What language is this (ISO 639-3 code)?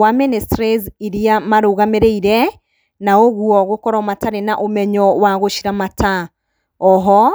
kik